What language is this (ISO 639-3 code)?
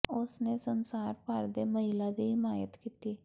pan